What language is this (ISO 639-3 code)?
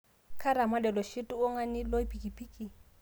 mas